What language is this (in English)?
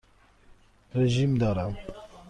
Persian